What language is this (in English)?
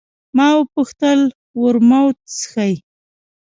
Pashto